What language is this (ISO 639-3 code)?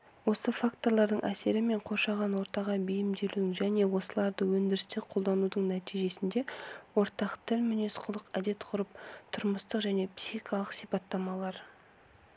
kaz